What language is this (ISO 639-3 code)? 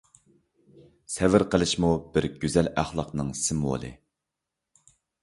uig